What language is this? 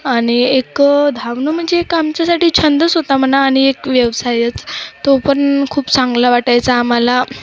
Marathi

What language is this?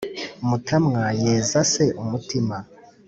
Kinyarwanda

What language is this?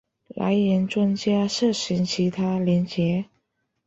Chinese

